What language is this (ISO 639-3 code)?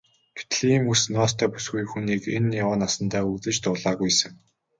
mon